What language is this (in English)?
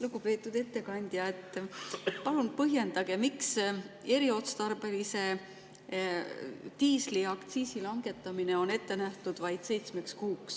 Estonian